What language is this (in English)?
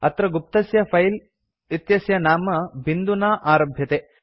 Sanskrit